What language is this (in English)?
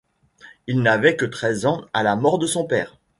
French